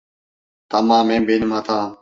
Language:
Turkish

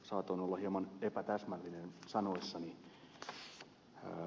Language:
Finnish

